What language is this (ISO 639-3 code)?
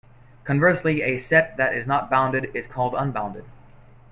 eng